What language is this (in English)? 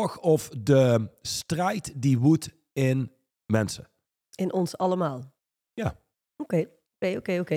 Dutch